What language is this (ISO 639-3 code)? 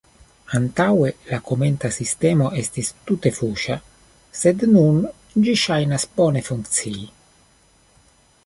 epo